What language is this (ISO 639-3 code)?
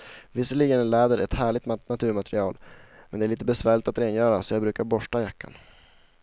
swe